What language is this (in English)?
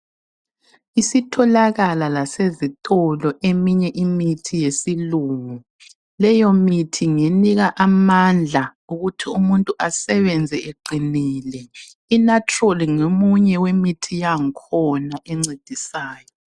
North Ndebele